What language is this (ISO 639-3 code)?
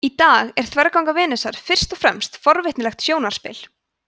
isl